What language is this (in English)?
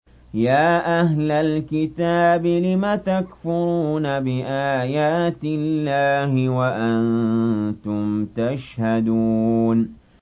Arabic